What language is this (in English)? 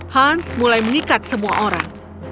Indonesian